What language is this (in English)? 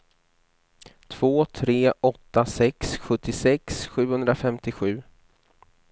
Swedish